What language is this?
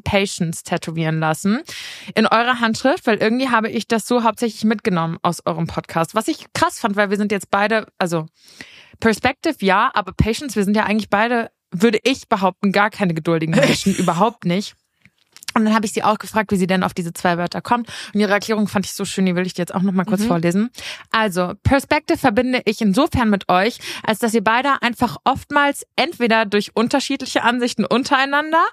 German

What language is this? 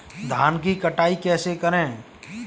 Hindi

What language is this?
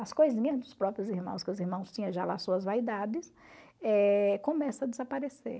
Portuguese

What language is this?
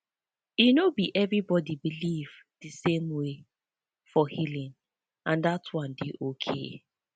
Nigerian Pidgin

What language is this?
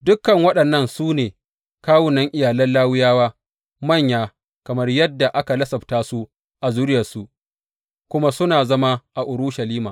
Hausa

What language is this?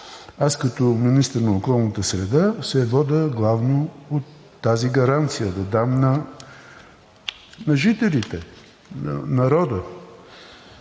Bulgarian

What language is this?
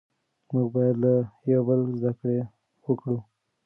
Pashto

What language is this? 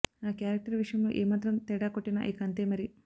Telugu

